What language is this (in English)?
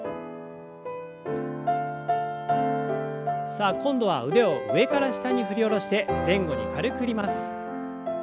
Japanese